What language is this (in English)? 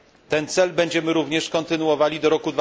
Polish